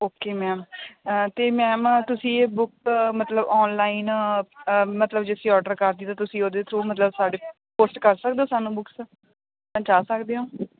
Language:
Punjabi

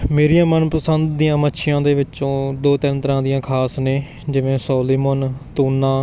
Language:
Punjabi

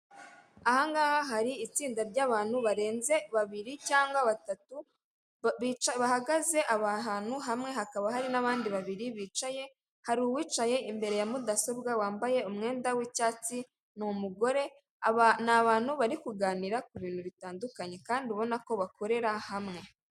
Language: Kinyarwanda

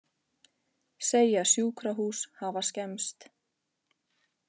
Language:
Icelandic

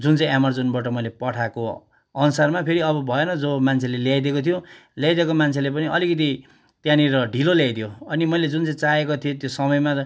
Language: Nepali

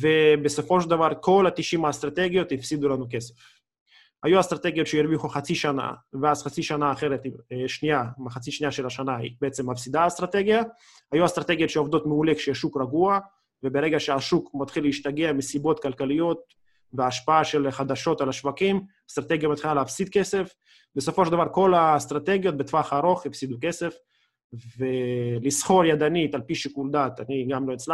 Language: Hebrew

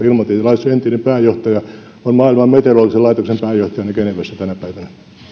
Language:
Finnish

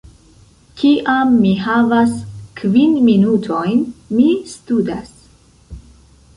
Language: Esperanto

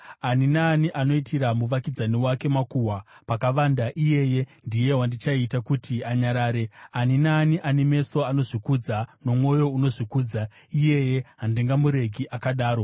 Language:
Shona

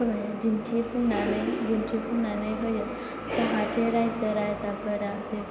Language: Bodo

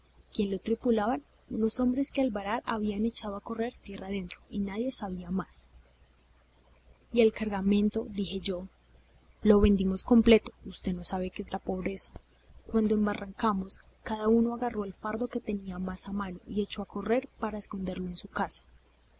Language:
Spanish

